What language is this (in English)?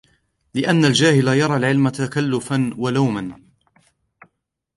Arabic